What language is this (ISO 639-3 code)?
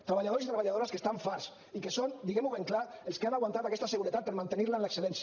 cat